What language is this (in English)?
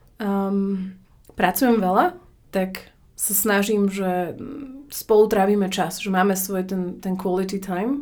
Slovak